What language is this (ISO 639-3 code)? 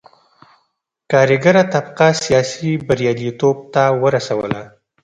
pus